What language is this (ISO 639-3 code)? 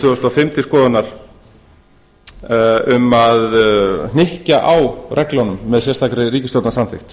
isl